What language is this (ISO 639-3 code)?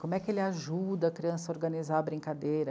por